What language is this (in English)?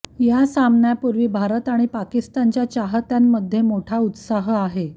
Marathi